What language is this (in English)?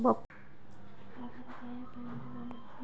Telugu